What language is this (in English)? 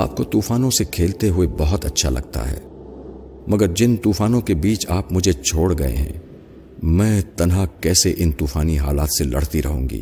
Urdu